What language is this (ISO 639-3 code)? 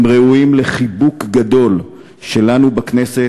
heb